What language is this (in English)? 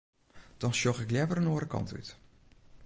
Western Frisian